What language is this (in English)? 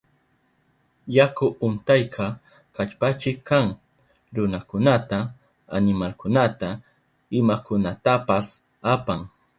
Southern Pastaza Quechua